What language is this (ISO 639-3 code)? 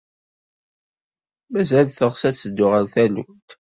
kab